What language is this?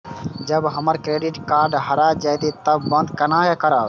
Maithili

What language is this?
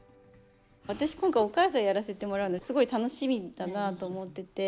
Japanese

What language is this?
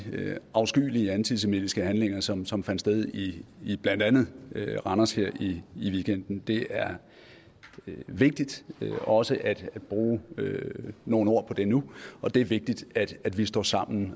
Danish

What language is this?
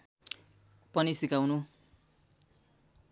Nepali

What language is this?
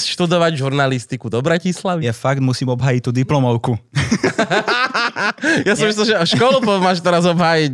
Slovak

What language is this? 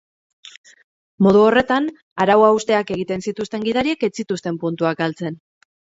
Basque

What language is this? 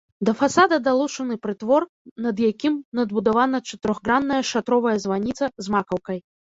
Belarusian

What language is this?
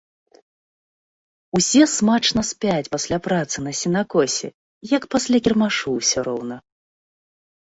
Belarusian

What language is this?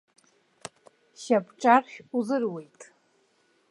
Abkhazian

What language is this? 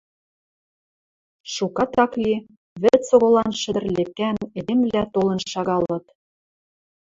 Western Mari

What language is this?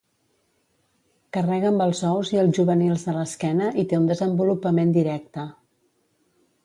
Catalan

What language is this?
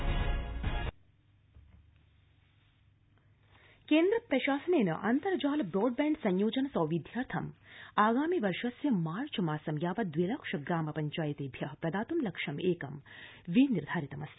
Sanskrit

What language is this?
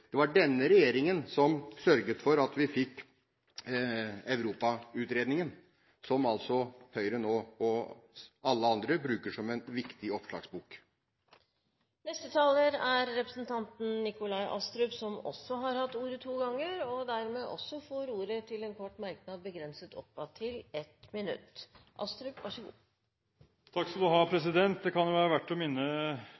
Norwegian Bokmål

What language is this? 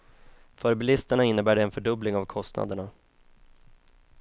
Swedish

